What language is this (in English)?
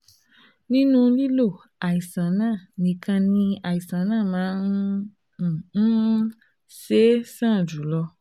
Yoruba